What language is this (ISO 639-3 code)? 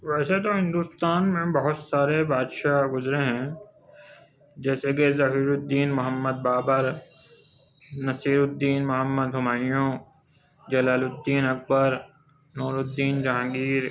urd